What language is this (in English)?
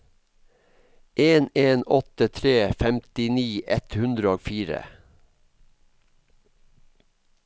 Norwegian